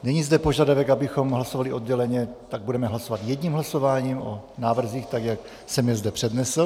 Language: Czech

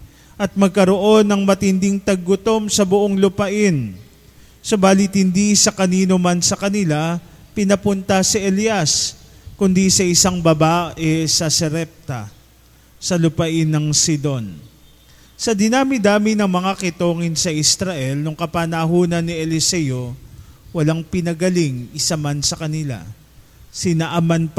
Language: Filipino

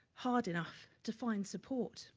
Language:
English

